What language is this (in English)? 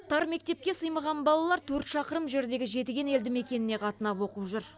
Kazakh